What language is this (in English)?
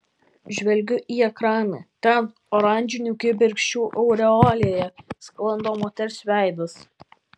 Lithuanian